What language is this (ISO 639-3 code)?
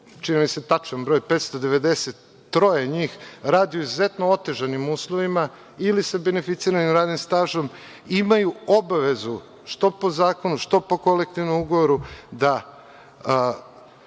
srp